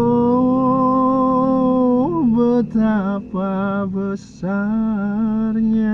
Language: Indonesian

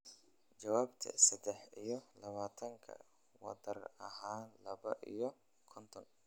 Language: Somali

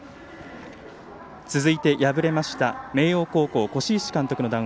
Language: Japanese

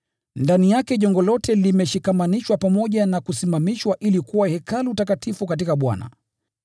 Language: Swahili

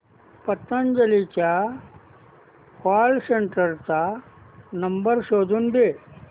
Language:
Marathi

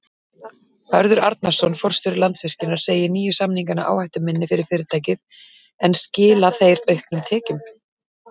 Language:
Icelandic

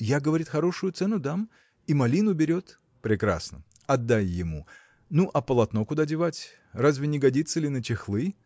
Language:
Russian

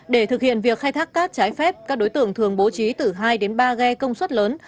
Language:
Vietnamese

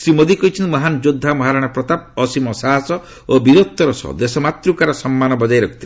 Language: Odia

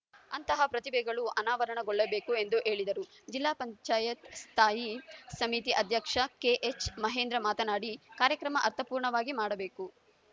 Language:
Kannada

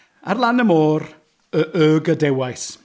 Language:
Welsh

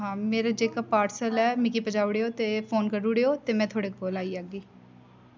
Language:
Dogri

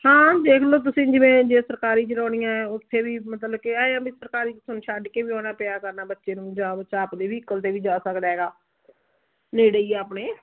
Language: Punjabi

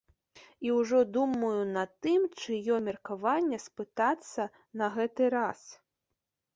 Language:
Belarusian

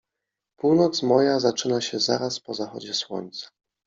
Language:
Polish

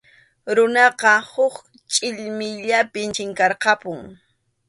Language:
Arequipa-La Unión Quechua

